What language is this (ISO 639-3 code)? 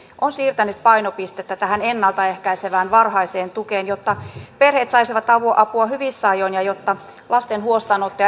fin